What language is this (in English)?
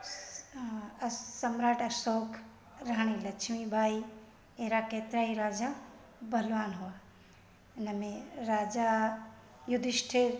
Sindhi